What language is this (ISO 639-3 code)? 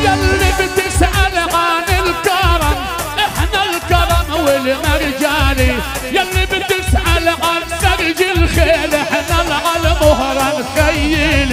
ara